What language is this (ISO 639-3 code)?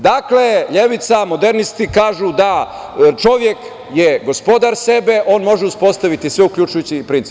srp